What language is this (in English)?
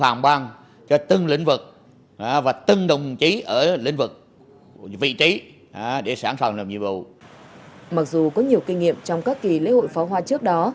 Vietnamese